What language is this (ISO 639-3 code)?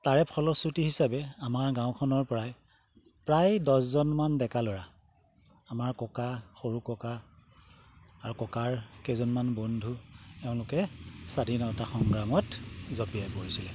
asm